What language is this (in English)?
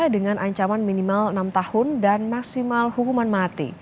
Indonesian